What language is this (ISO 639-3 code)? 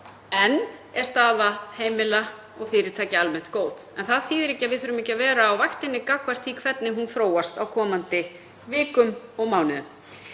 isl